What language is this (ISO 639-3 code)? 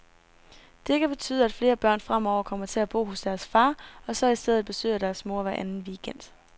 dan